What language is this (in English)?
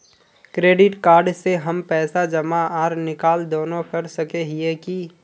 Magahi